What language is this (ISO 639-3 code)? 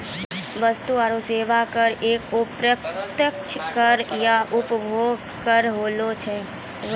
mai